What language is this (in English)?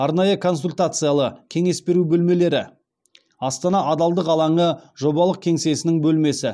Kazakh